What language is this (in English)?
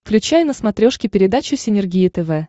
Russian